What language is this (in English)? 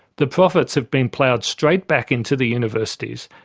English